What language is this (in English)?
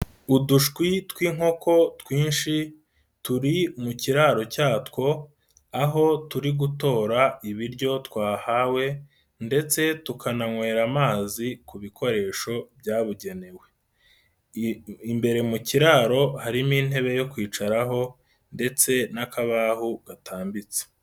Kinyarwanda